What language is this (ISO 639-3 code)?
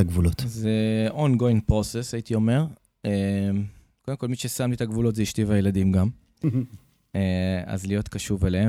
heb